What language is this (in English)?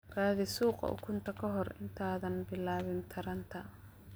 Somali